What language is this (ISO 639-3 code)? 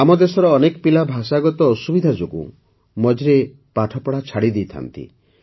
ori